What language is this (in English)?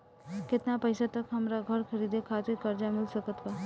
Bhojpuri